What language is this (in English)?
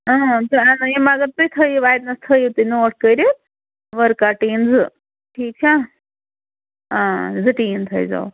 Kashmiri